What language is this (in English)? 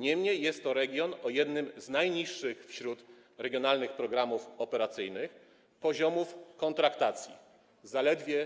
Polish